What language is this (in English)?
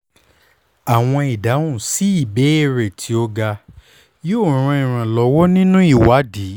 Yoruba